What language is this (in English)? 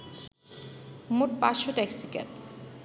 Bangla